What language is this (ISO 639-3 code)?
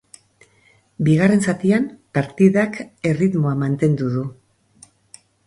eus